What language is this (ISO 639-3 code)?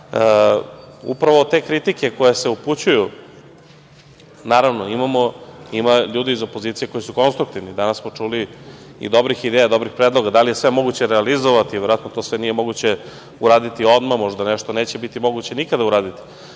srp